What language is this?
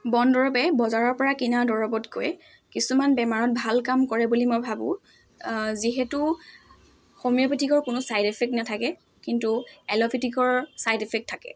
Assamese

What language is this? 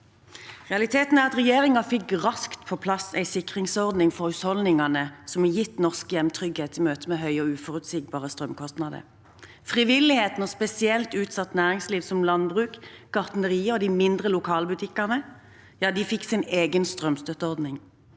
Norwegian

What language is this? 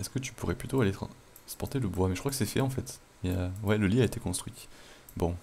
French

